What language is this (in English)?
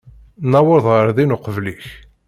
Kabyle